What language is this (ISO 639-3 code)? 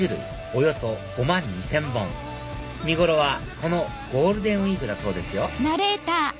jpn